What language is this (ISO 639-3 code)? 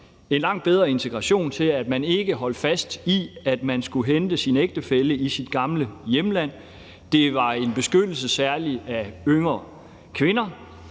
dan